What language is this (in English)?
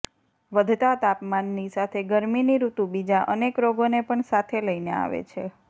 Gujarati